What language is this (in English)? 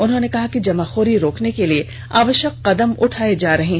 Hindi